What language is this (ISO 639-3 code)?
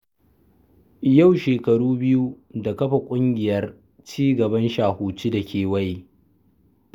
hau